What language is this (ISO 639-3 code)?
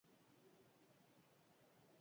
eus